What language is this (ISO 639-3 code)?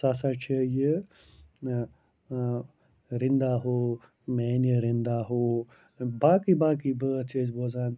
kas